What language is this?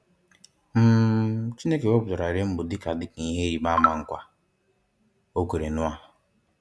Igbo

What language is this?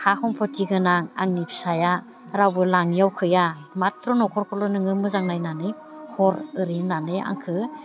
Bodo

